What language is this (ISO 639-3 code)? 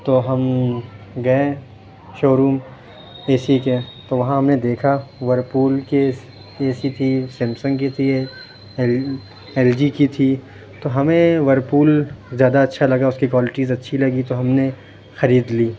urd